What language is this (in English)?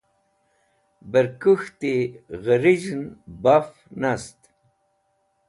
Wakhi